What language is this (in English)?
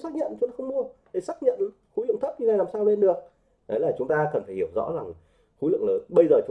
Vietnamese